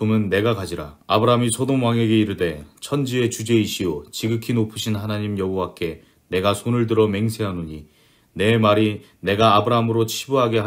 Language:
Korean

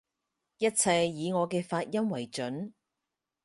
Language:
Cantonese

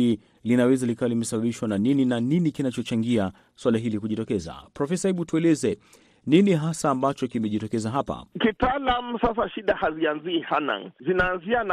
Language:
Swahili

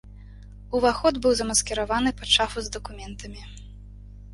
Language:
Belarusian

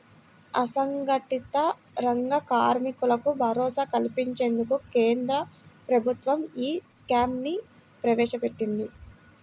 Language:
Telugu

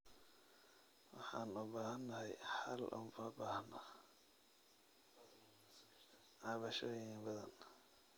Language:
Somali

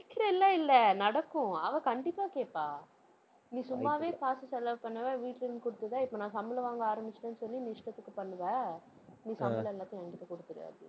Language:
Tamil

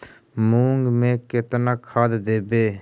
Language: Magahi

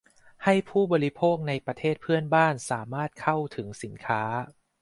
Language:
Thai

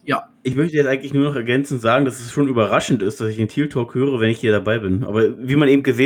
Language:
German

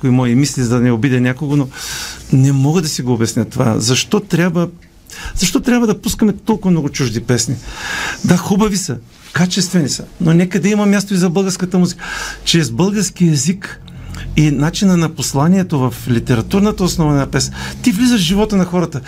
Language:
Bulgarian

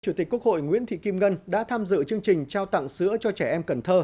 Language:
Vietnamese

